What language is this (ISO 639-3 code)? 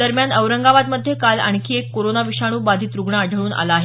mar